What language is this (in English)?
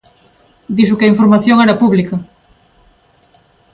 Galician